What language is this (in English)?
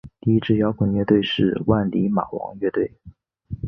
Chinese